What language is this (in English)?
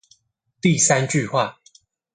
Chinese